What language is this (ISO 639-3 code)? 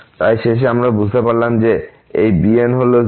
ben